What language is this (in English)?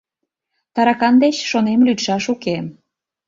Mari